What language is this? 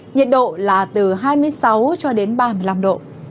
Vietnamese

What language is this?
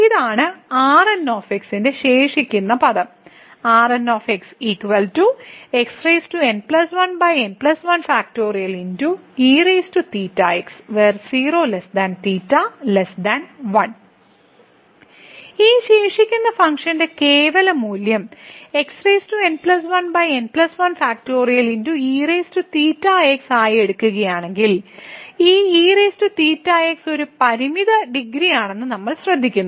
Malayalam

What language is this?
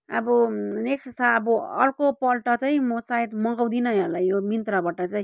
Nepali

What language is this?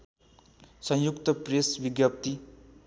Nepali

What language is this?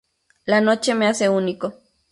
Spanish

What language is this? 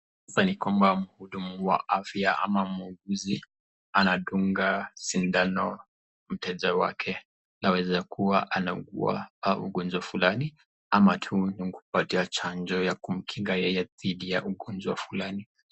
Swahili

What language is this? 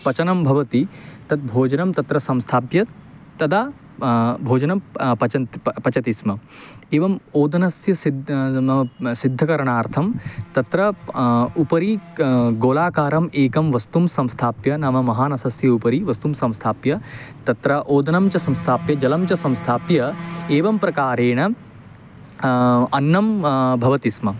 Sanskrit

